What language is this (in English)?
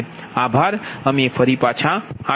Gujarati